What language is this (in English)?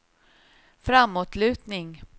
Swedish